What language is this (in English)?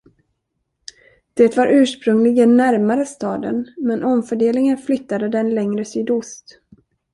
Swedish